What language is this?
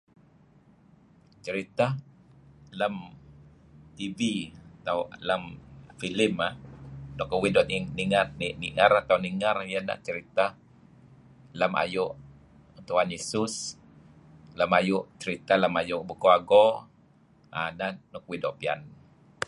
Kelabit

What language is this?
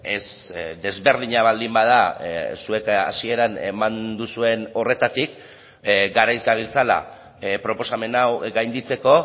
Basque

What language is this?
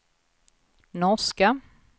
Swedish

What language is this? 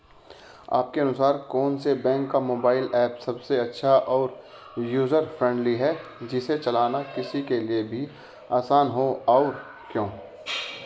Hindi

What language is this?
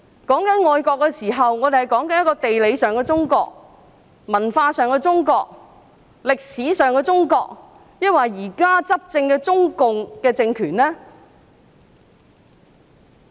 Cantonese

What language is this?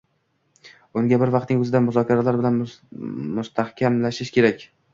Uzbek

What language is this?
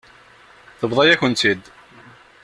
Kabyle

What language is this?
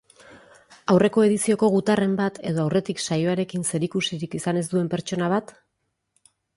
Basque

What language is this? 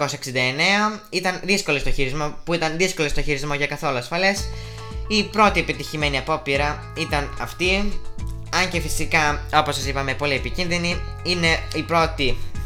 Greek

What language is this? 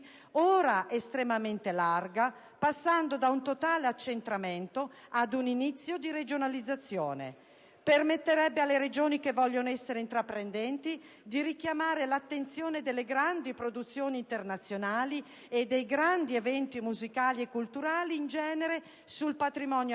Italian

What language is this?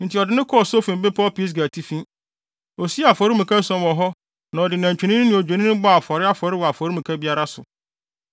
Akan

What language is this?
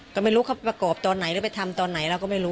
Thai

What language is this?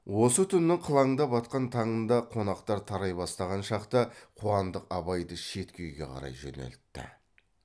Kazakh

